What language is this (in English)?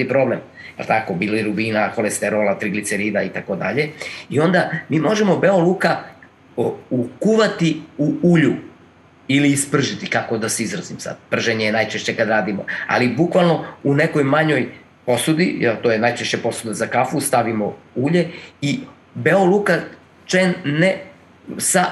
Croatian